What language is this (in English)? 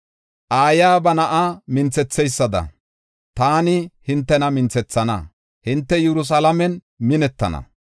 Gofa